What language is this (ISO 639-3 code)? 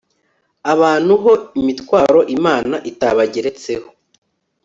kin